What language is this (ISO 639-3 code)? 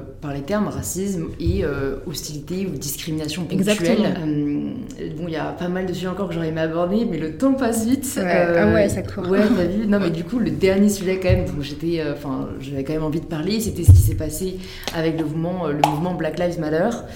fra